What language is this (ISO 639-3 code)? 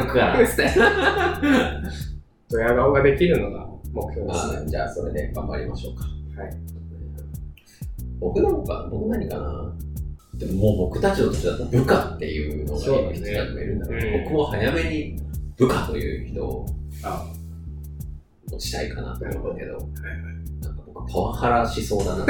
jpn